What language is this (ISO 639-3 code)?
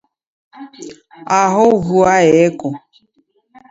dav